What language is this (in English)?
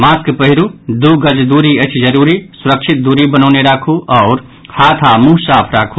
Maithili